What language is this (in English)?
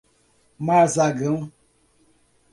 Portuguese